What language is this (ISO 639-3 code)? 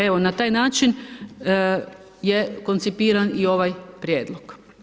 hrv